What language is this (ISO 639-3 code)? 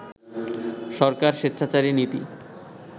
ben